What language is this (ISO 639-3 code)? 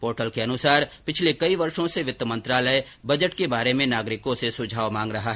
hin